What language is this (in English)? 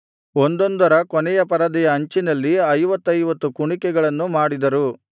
Kannada